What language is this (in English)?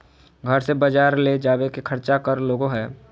Magahi